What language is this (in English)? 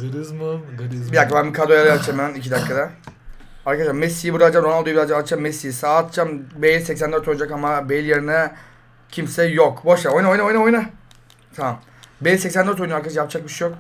Turkish